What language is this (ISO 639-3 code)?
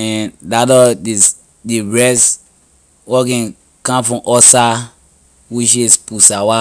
lir